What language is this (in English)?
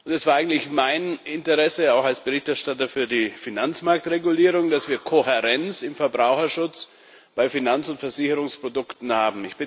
German